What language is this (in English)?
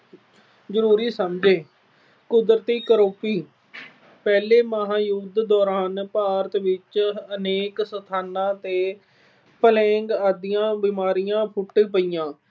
Punjabi